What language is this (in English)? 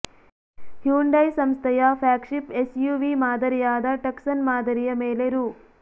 Kannada